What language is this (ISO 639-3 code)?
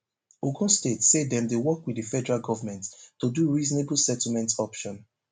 pcm